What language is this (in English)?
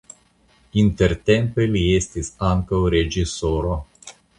Esperanto